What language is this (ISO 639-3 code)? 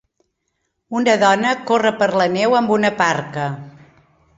cat